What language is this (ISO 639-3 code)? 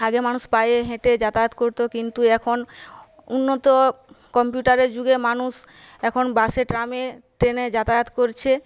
ben